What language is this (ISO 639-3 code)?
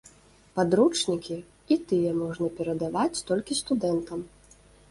bel